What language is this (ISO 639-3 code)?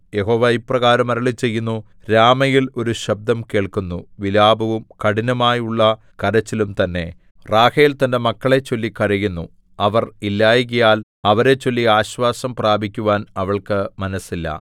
mal